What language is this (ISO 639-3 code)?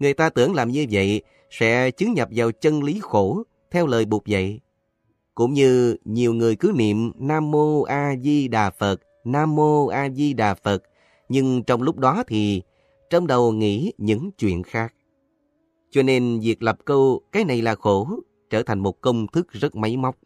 vie